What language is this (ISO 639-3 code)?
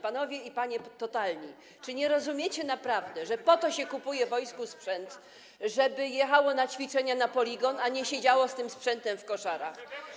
pol